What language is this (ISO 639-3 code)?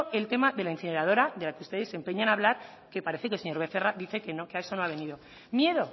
spa